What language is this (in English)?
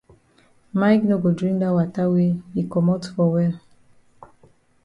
Cameroon Pidgin